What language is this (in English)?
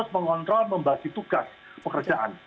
Indonesian